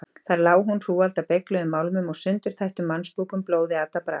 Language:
Icelandic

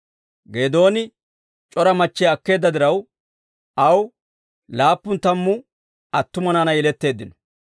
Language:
Dawro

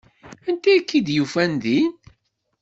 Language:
Kabyle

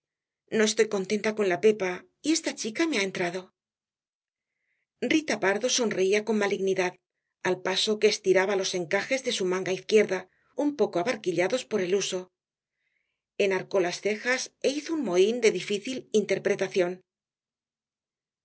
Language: Spanish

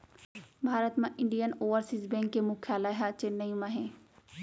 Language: Chhattisgarhi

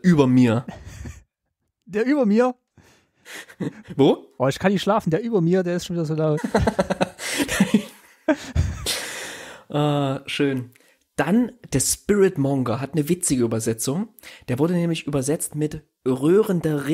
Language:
German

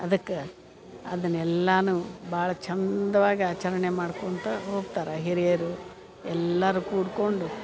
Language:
Kannada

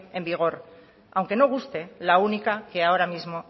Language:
Spanish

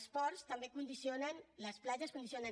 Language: Catalan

